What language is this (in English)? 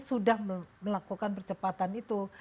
Indonesian